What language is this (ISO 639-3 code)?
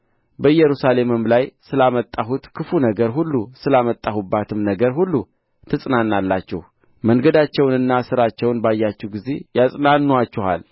amh